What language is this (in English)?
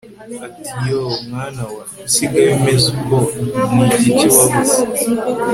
Kinyarwanda